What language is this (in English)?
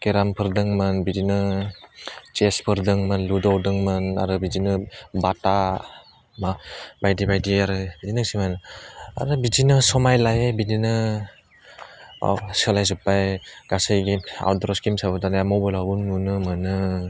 Bodo